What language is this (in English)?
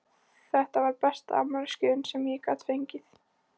Icelandic